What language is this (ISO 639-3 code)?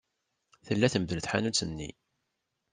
kab